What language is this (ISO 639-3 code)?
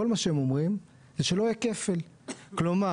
heb